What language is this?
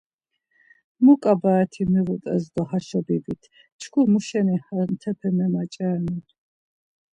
Laz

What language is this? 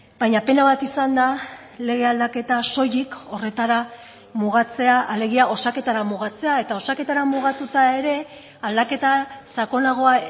Basque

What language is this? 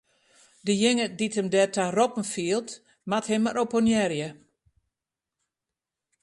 Western Frisian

